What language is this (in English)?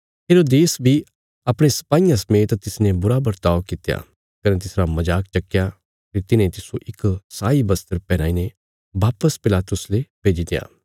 Bilaspuri